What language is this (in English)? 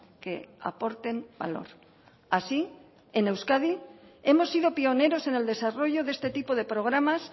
Spanish